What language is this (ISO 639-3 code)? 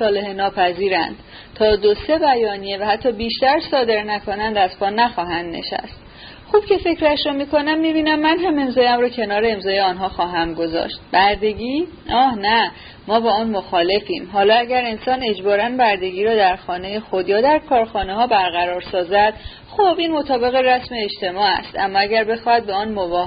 fas